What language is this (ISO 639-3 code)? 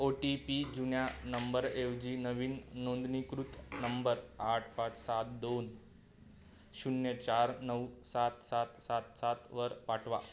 mar